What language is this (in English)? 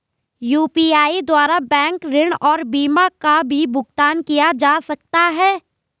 Hindi